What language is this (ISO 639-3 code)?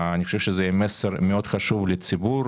heb